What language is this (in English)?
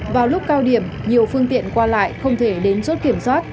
Vietnamese